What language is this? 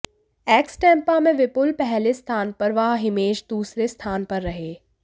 Hindi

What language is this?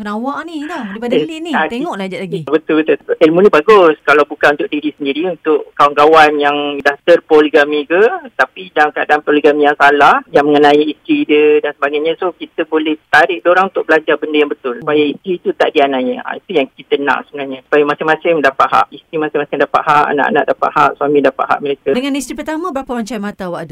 Malay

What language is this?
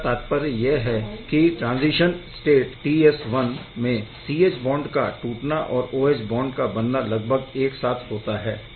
Hindi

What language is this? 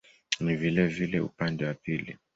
Swahili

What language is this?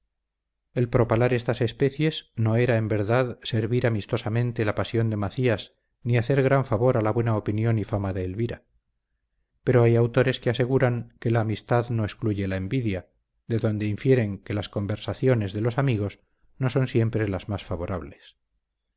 Spanish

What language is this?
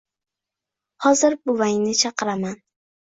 Uzbek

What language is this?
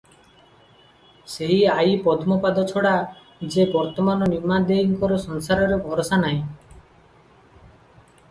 Odia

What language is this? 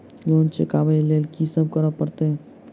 Maithili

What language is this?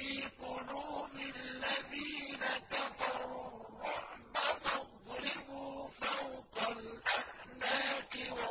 Arabic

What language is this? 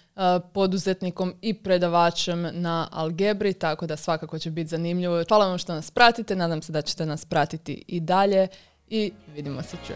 Croatian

